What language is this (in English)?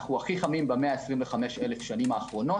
Hebrew